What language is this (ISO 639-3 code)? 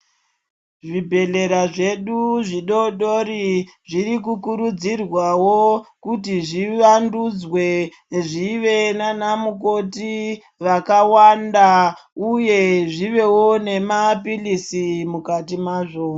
ndc